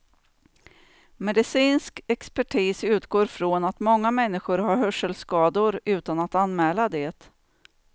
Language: Swedish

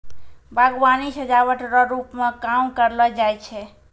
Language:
Maithili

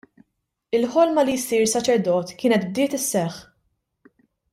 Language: Maltese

